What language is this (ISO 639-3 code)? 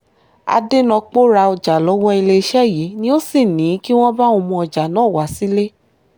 yor